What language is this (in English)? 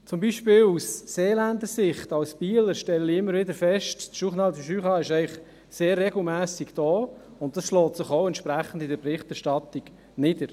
Swiss German